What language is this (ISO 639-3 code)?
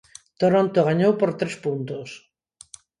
glg